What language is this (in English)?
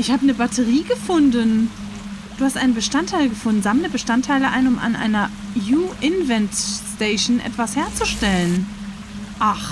German